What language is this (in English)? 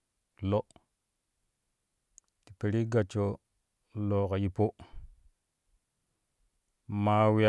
Kushi